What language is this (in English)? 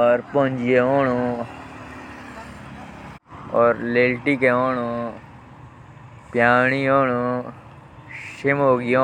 Jaunsari